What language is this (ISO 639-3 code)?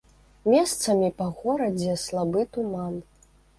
bel